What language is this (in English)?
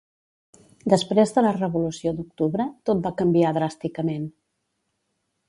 Catalan